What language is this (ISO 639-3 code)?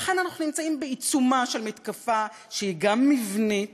heb